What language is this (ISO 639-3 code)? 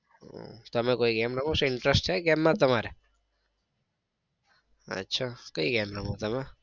guj